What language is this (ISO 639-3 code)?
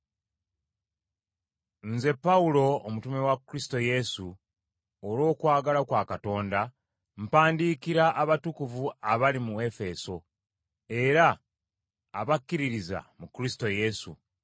lug